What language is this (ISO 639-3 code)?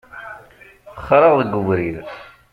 kab